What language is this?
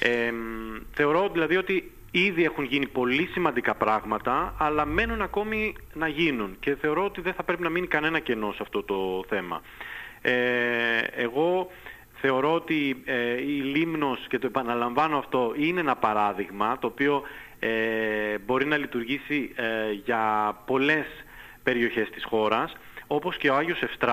Greek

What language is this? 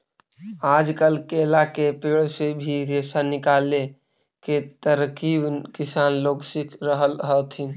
Magahi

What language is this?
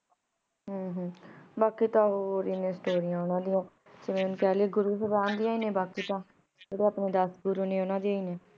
Punjabi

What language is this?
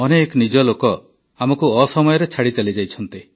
Odia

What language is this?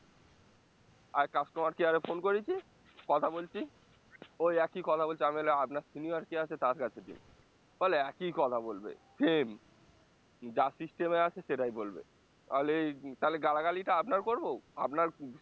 Bangla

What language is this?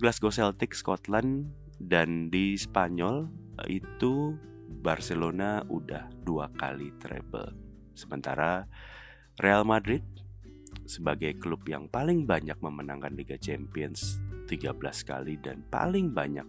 Indonesian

